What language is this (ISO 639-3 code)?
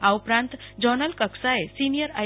guj